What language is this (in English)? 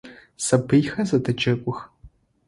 Adyghe